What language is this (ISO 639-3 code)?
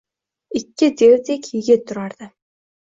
uzb